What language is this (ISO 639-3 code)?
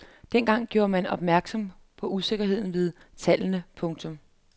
dan